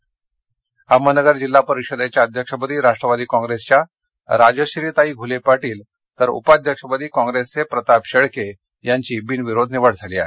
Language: Marathi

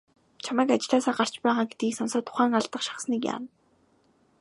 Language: Mongolian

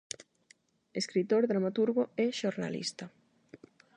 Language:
Galician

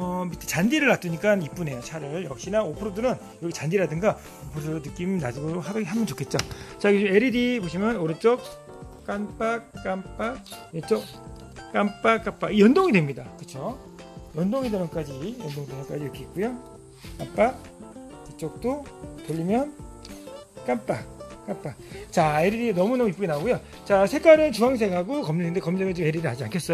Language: Korean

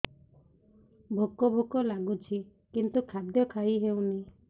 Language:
Odia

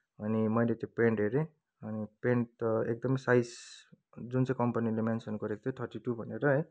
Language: Nepali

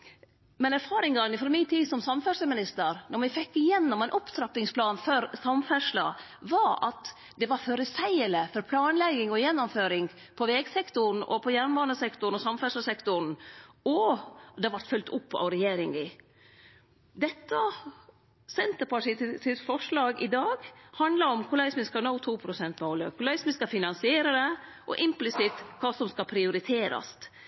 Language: Norwegian Nynorsk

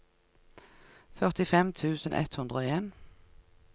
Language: Norwegian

